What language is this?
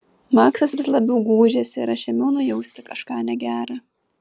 Lithuanian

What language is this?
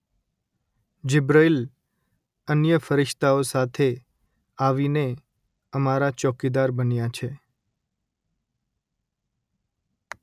Gujarati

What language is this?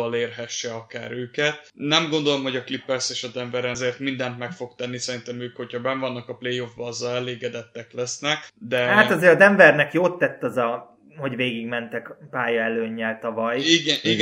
Hungarian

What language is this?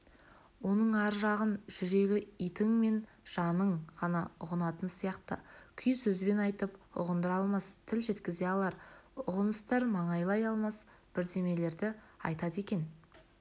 Kazakh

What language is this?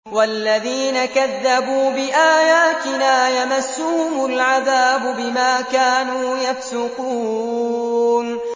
Arabic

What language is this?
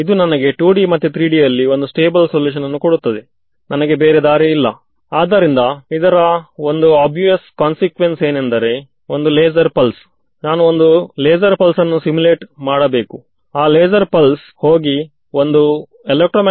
Kannada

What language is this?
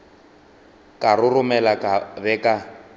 Northern Sotho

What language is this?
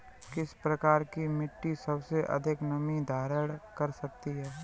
Hindi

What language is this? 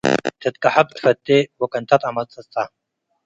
Tigre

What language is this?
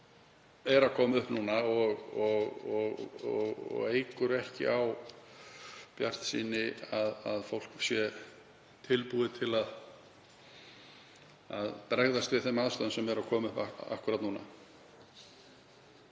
Icelandic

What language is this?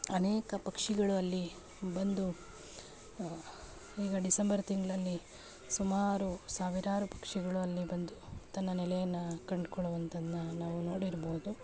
Kannada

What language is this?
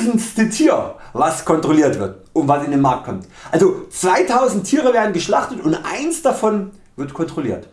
German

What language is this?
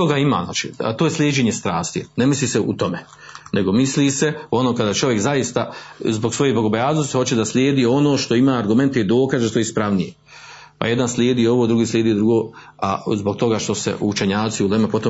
Croatian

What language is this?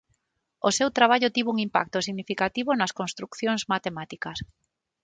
Galician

